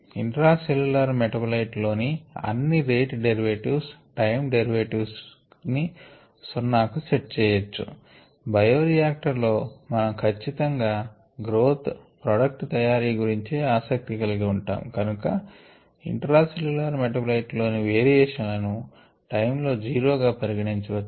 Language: Telugu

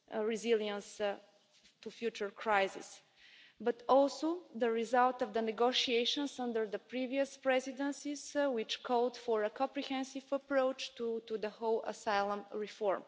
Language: English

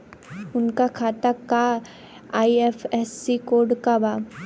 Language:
Bhojpuri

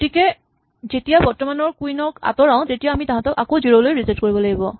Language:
Assamese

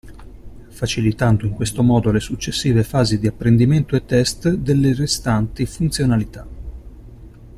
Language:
Italian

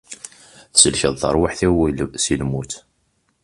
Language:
Kabyle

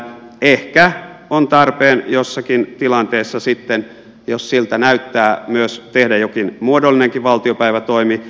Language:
Finnish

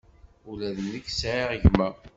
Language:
Kabyle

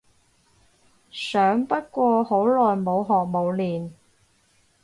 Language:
Cantonese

